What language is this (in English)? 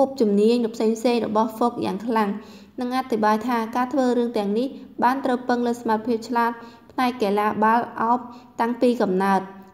Thai